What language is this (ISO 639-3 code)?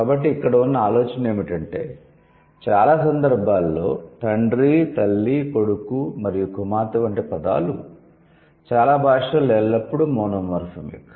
tel